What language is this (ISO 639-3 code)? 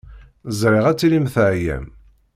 kab